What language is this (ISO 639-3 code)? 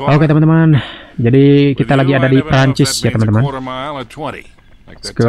ind